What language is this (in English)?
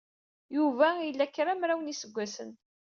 Kabyle